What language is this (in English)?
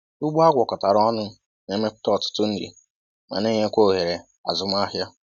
Igbo